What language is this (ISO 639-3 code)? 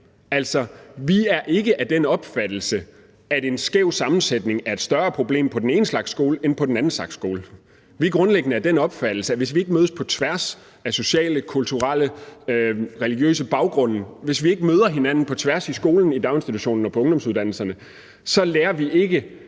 dan